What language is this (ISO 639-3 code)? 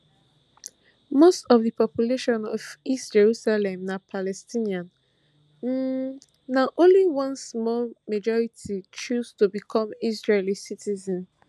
pcm